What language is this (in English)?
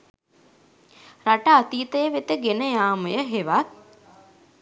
Sinhala